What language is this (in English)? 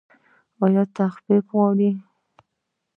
Pashto